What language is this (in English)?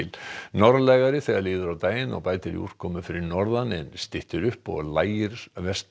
Icelandic